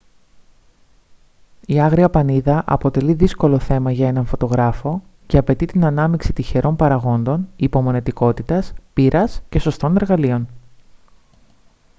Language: Greek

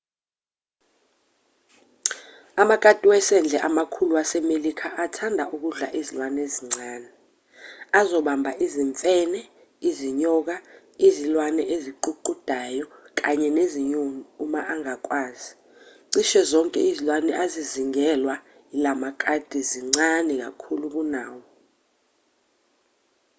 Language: Zulu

